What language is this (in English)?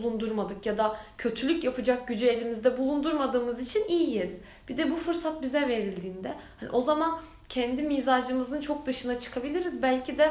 Turkish